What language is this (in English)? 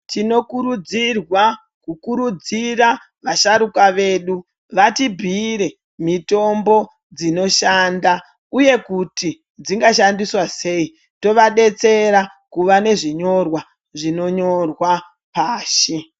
Ndau